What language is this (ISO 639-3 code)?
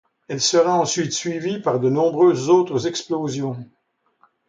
fra